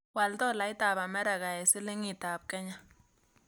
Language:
Kalenjin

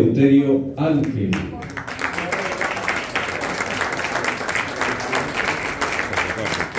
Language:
Spanish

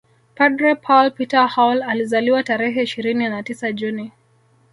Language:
Swahili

